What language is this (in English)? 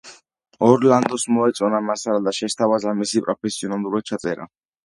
Georgian